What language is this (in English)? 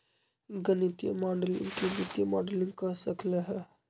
Magahi